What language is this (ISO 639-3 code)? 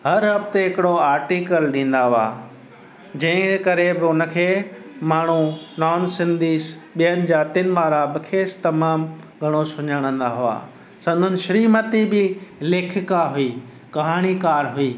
snd